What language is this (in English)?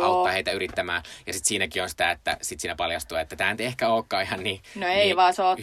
Finnish